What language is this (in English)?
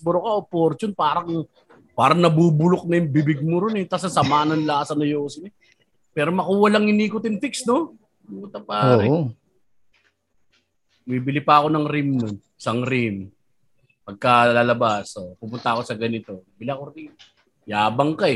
Filipino